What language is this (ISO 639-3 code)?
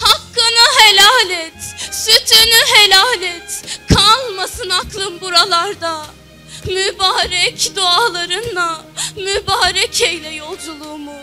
tur